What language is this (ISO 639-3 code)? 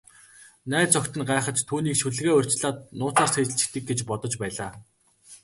mon